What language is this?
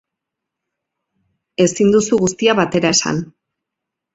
Basque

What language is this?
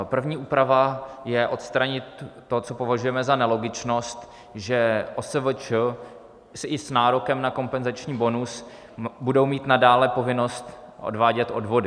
Czech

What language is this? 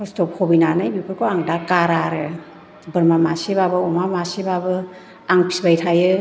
Bodo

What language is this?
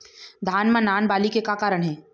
Chhattisgarhi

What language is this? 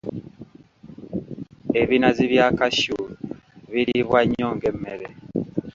Ganda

